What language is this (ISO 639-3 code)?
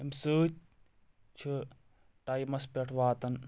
kas